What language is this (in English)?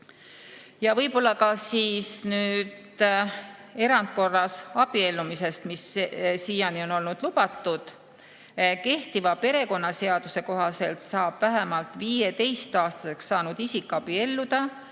Estonian